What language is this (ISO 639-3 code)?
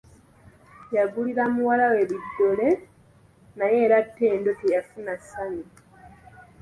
lug